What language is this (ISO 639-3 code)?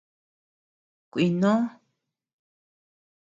cux